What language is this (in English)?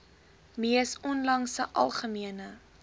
Afrikaans